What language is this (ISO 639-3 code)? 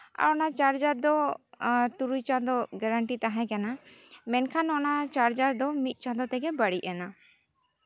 sat